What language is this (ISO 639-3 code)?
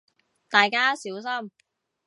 yue